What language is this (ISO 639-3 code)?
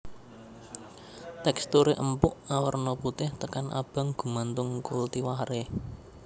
jav